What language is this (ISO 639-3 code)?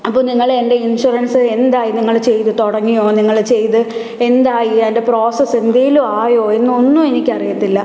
mal